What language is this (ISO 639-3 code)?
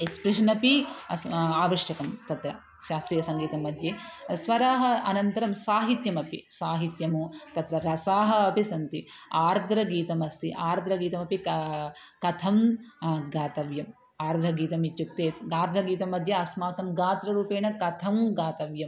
san